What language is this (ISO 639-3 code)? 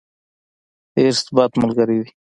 pus